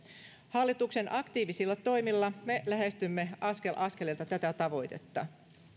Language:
Finnish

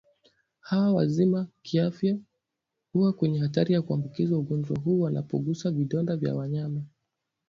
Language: Swahili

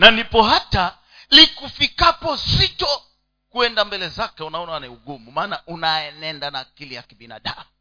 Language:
Swahili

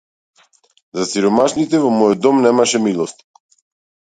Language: Macedonian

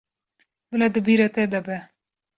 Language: Kurdish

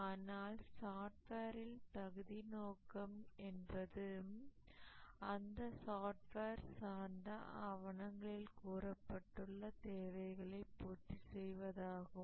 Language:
Tamil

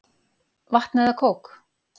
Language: Icelandic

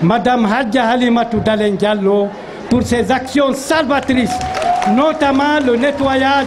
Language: French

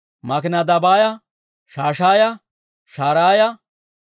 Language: Dawro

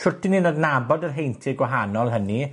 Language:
Welsh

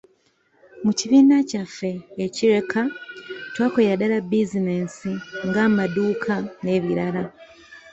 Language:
Ganda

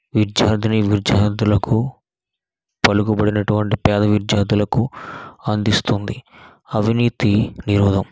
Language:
Telugu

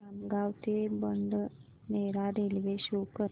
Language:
Marathi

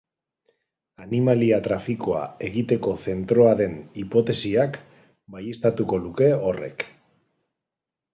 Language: Basque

